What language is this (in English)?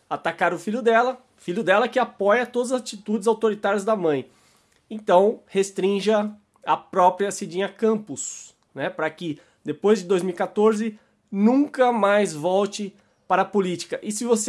Portuguese